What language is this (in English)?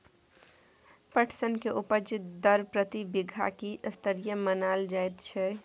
Maithili